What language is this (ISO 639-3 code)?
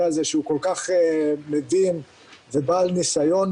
heb